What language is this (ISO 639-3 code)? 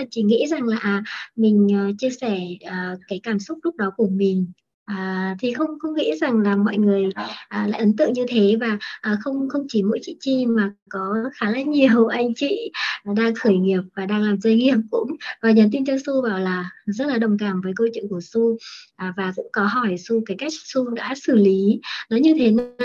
vie